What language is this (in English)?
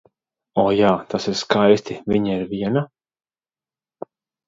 Latvian